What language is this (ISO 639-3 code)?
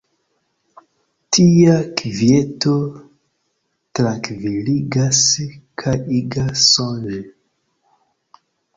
epo